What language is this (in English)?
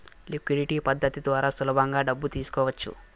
Telugu